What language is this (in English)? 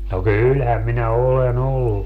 Finnish